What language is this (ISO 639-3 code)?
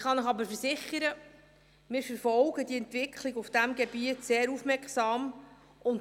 gsw